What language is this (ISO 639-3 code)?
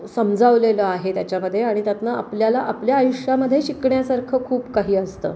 mar